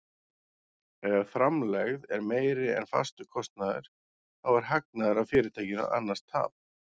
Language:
Icelandic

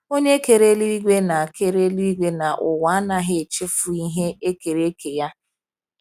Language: Igbo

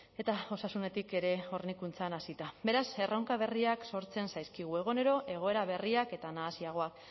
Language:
Basque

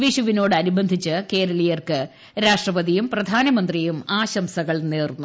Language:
Malayalam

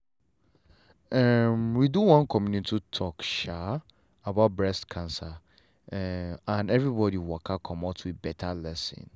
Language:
Nigerian Pidgin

